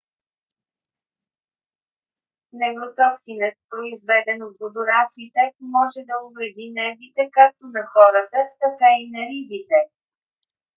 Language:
Bulgarian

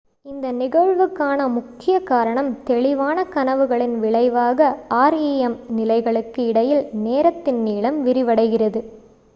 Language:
Tamil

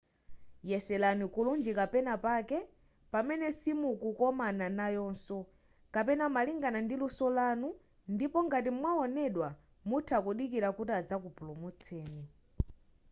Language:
Nyanja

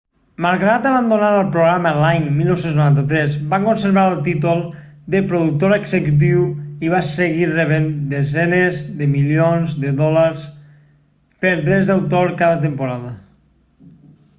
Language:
Catalan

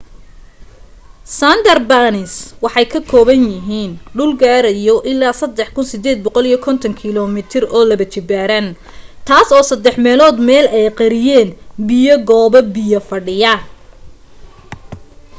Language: Somali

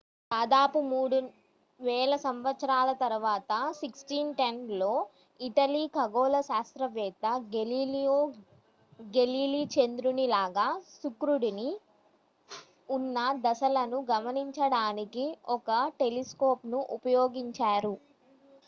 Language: Telugu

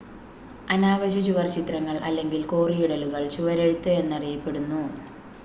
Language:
Malayalam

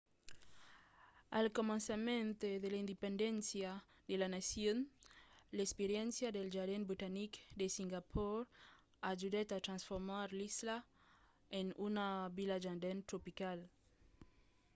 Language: Occitan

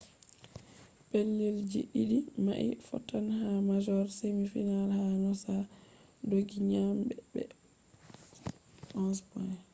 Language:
Fula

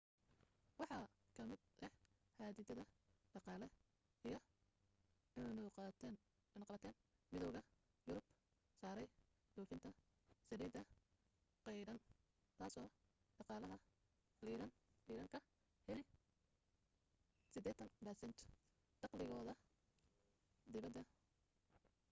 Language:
Somali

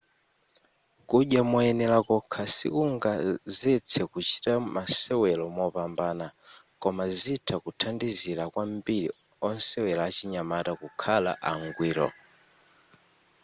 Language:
Nyanja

